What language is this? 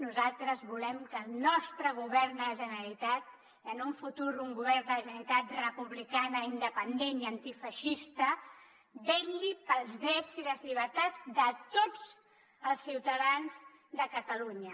Catalan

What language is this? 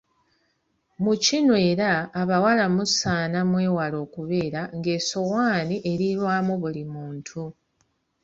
Ganda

